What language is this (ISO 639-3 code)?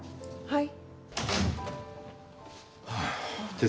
jpn